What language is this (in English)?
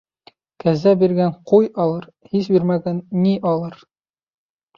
Bashkir